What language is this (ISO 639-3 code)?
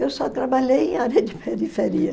por